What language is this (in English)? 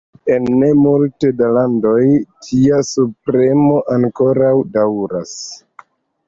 Esperanto